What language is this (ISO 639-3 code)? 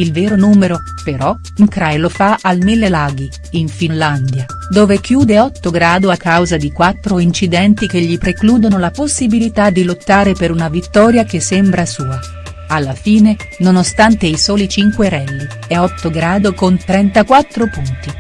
ita